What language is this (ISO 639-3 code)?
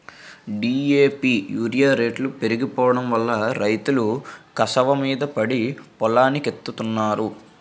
tel